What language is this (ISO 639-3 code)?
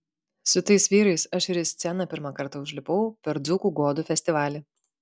lit